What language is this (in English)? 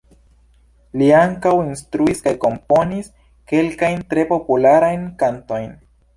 Esperanto